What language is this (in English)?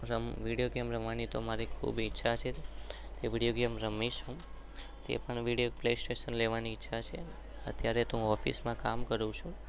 Gujarati